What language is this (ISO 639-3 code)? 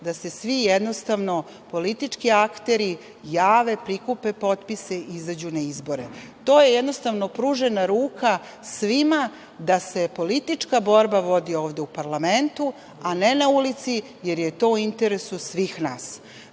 srp